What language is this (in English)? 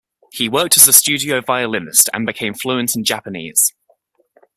English